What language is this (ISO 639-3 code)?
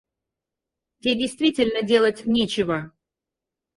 rus